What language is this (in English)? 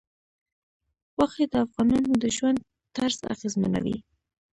Pashto